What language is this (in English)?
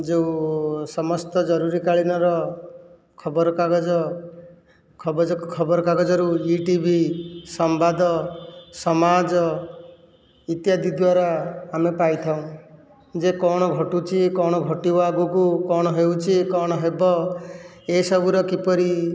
Odia